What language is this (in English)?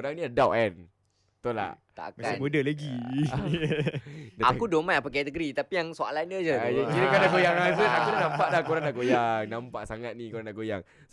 Malay